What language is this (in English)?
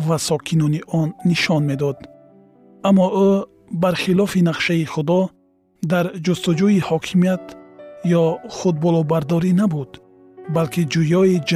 Persian